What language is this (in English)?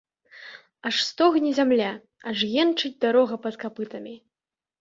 Belarusian